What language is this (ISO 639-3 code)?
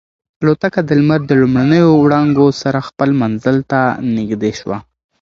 pus